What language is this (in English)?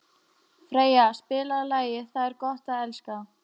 Icelandic